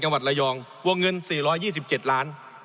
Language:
Thai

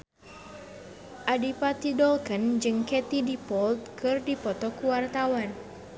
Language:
Sundanese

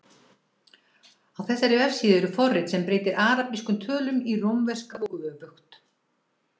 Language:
Icelandic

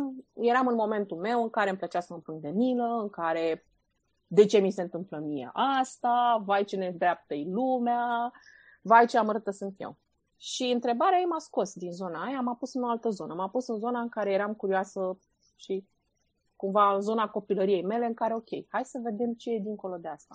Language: Romanian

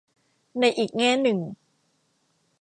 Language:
Thai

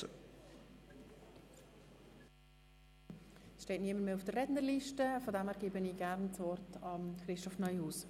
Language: Swiss German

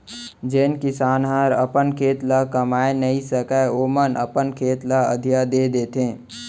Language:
Chhattisgarhi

